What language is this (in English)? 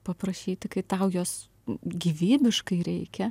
Lithuanian